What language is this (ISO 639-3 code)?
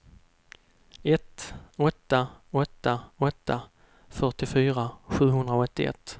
swe